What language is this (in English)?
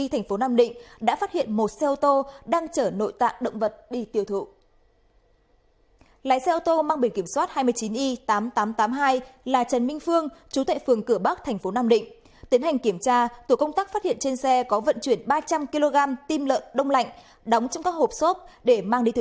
Vietnamese